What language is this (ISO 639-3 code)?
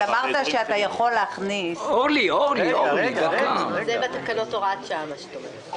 heb